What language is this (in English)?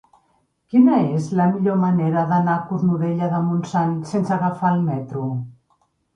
Catalan